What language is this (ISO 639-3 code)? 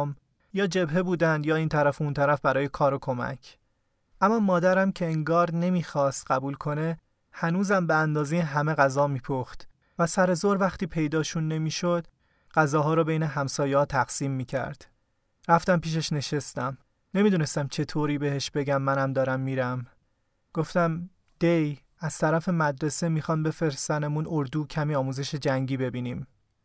fas